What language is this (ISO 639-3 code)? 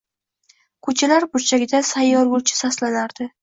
uzb